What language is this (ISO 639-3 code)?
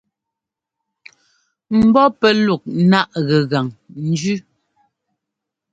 jgo